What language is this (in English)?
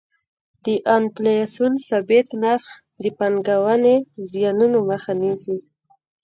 Pashto